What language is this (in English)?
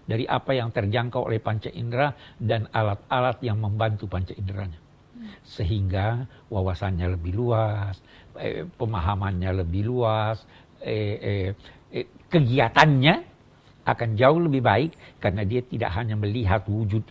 Indonesian